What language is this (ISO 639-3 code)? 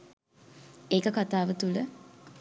sin